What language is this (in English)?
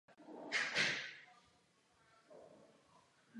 Czech